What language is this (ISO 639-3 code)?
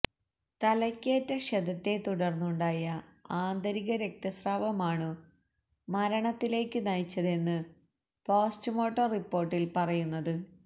mal